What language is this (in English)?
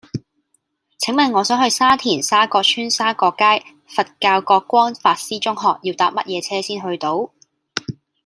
Cantonese